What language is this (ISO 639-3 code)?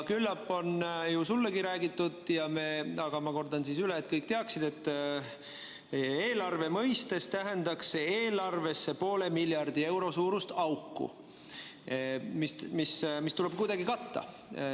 est